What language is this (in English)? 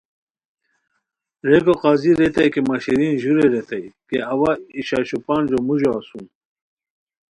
Khowar